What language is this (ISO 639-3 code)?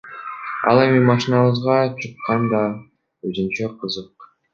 kir